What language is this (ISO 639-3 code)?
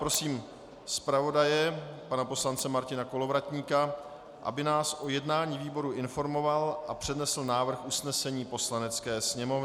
ces